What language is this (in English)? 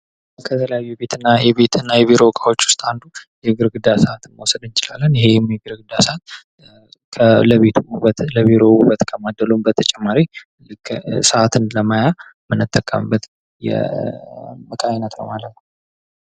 Amharic